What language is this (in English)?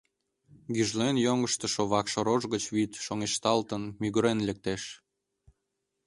Mari